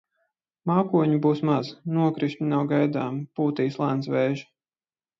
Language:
Latvian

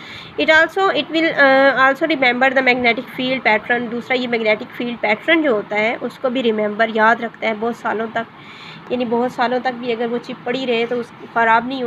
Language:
Hindi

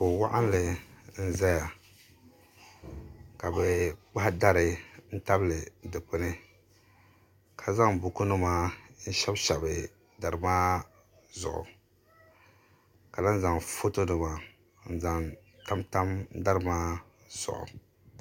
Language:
Dagbani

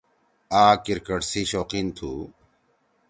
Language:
Torwali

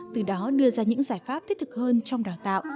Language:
Vietnamese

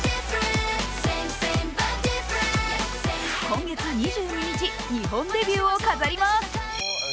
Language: Japanese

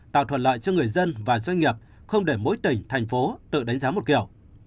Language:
Vietnamese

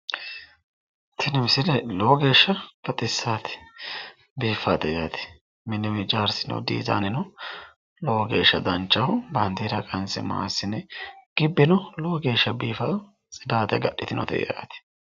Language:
Sidamo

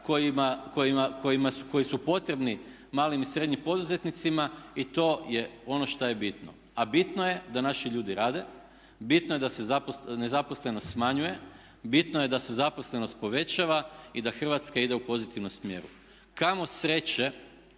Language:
Croatian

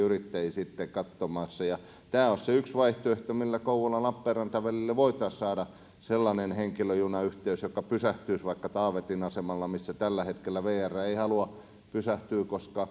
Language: Finnish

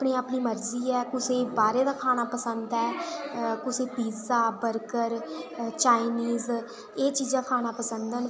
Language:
Dogri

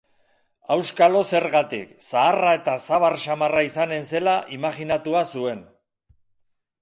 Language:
Basque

